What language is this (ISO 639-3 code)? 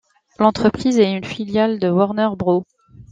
fra